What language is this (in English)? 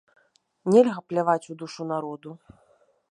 Belarusian